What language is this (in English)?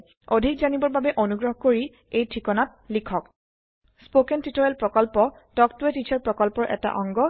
Assamese